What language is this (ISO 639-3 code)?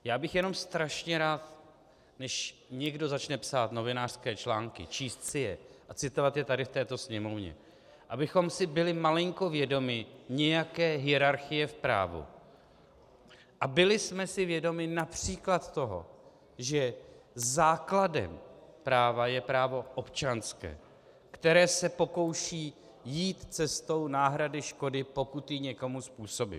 ces